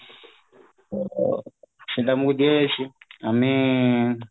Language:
Odia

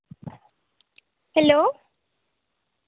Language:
Santali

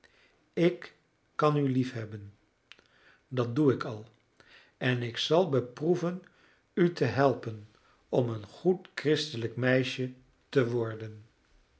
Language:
Dutch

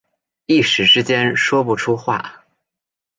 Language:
Chinese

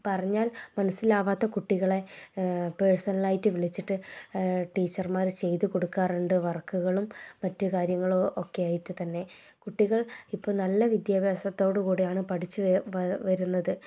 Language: Malayalam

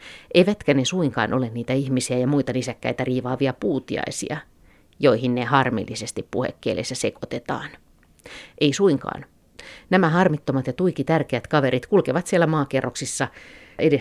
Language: Finnish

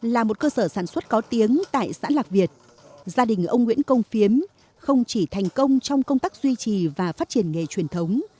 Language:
Vietnamese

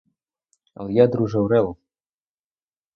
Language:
Ukrainian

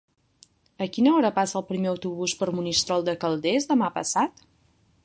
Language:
Catalan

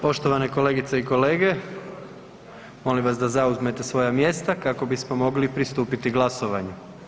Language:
Croatian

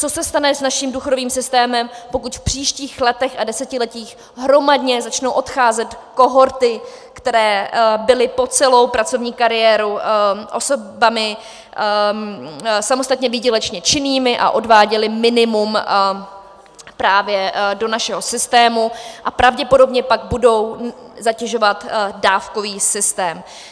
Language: Czech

